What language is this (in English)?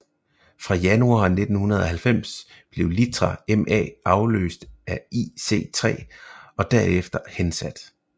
Danish